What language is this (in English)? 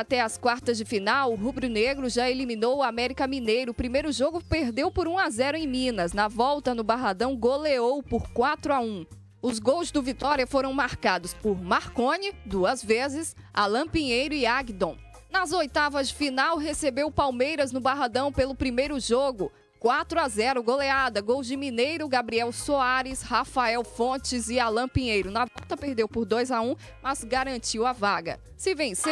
Portuguese